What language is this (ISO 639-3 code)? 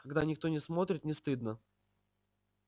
rus